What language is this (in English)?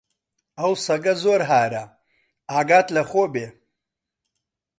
Central Kurdish